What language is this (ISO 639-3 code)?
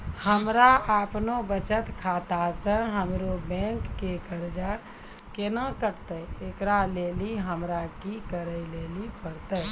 mai